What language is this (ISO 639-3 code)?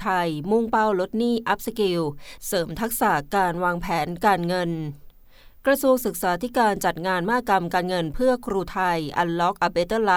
tha